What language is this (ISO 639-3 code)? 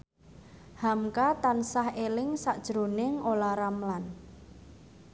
jav